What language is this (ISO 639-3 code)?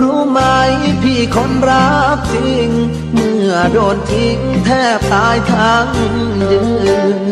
tha